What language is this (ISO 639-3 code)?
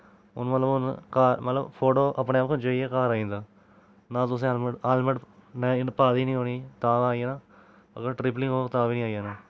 doi